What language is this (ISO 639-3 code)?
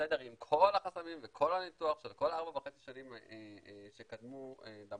heb